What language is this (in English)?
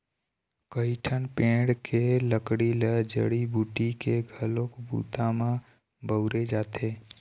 Chhattisgarhi